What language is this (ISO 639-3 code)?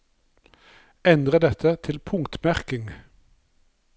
nor